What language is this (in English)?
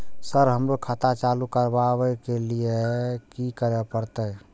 Maithili